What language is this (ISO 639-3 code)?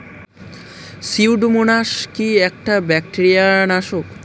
ben